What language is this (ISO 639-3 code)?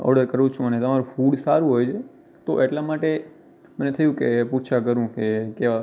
guj